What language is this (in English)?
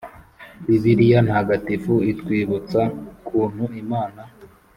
Kinyarwanda